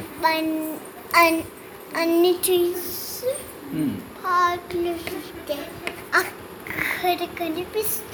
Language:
Telugu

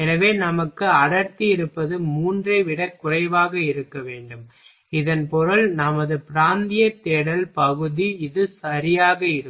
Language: Tamil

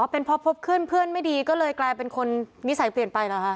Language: Thai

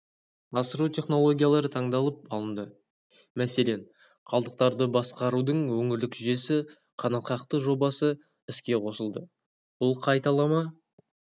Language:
Kazakh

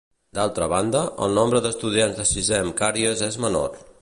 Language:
Catalan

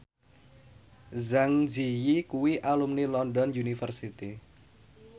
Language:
Javanese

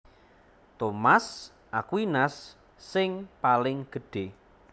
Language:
Javanese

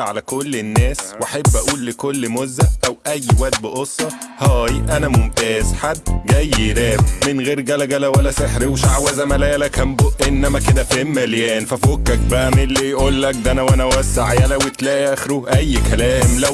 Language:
Arabic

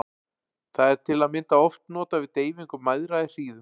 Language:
Icelandic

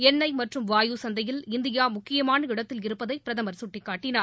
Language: Tamil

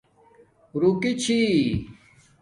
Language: Domaaki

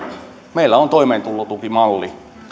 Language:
Finnish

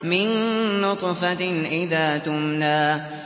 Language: Arabic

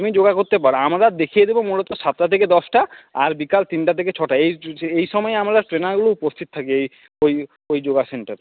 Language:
Bangla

